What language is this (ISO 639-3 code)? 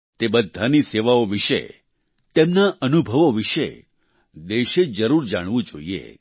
guj